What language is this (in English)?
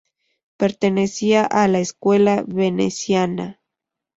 Spanish